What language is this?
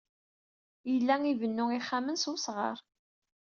Kabyle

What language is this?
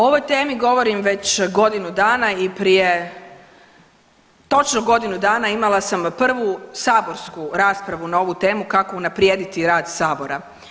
Croatian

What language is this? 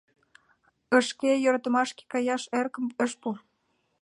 Mari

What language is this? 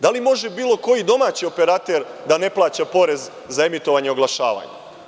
Serbian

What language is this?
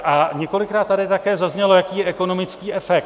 Czech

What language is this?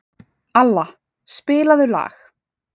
Icelandic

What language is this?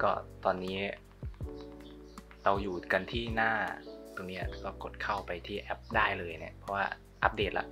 Thai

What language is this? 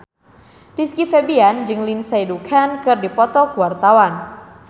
Sundanese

